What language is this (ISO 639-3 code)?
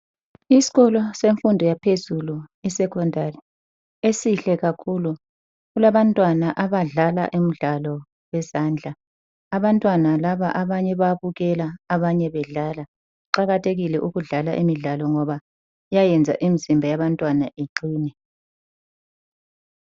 nde